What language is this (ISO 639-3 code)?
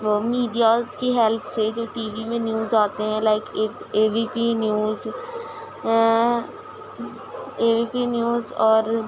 urd